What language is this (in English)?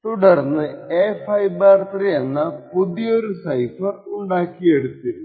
Malayalam